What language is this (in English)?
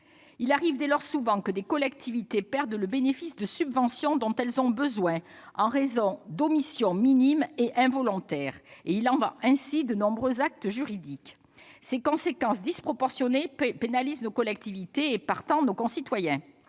French